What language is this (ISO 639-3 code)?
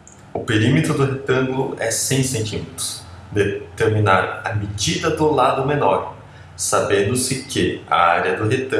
por